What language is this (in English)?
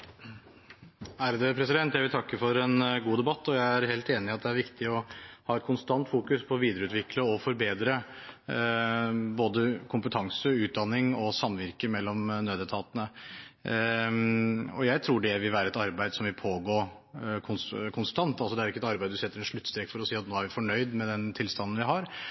Norwegian